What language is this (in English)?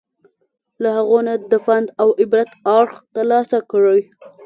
Pashto